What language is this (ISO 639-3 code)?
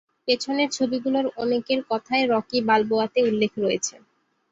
ben